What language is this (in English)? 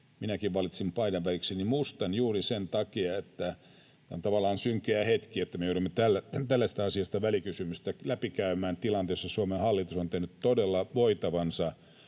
Finnish